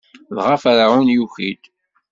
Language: Kabyle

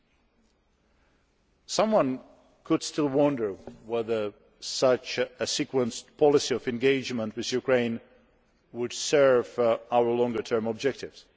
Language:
English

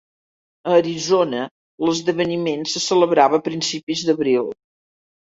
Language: Catalan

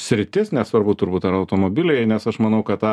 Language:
Lithuanian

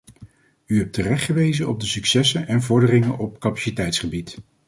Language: Dutch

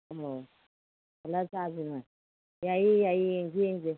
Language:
Manipuri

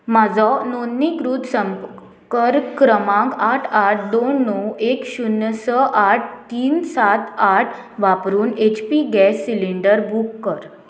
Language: Konkani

